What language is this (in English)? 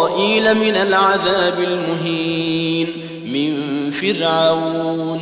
Arabic